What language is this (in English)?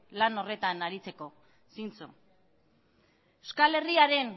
Basque